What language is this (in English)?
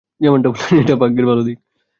Bangla